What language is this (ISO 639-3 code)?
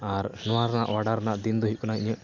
sat